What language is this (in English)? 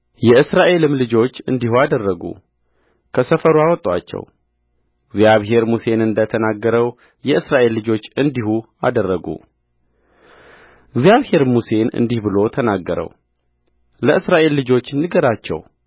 Amharic